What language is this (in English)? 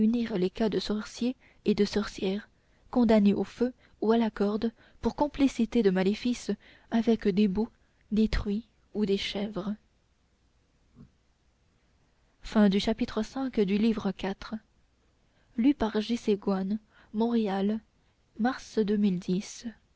French